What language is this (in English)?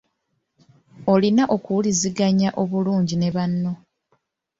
Ganda